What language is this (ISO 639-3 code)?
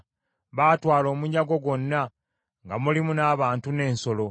lug